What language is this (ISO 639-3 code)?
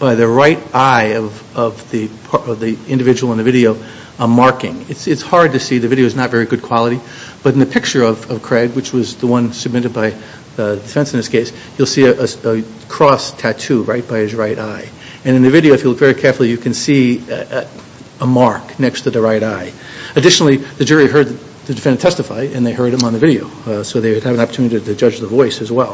eng